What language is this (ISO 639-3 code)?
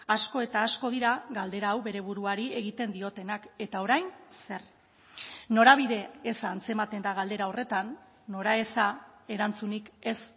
eus